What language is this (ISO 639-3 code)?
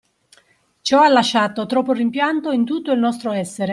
ita